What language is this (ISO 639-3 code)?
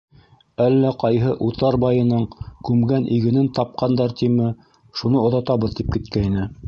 bak